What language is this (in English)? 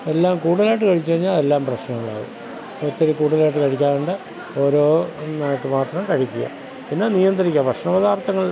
Malayalam